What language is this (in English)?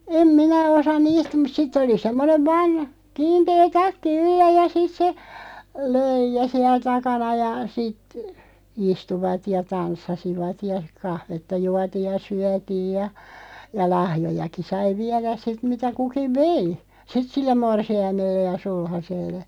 Finnish